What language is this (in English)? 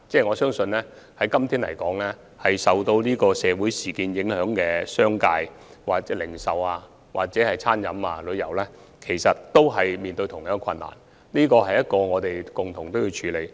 Cantonese